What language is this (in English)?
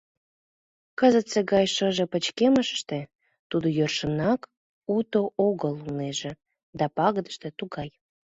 Mari